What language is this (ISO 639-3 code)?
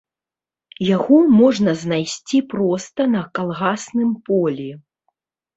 bel